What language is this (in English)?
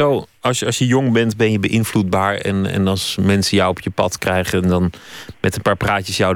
Dutch